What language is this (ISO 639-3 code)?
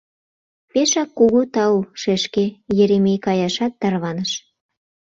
chm